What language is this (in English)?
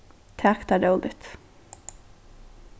Faroese